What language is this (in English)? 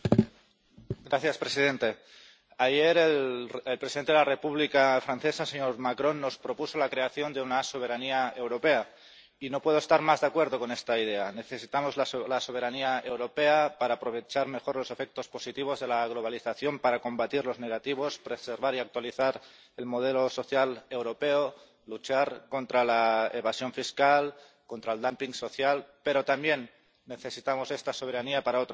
Spanish